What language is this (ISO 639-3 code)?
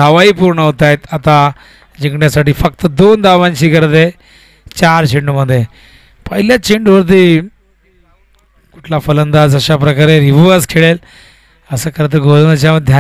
hin